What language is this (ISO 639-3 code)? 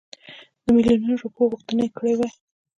pus